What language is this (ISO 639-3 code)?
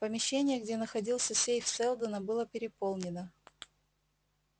rus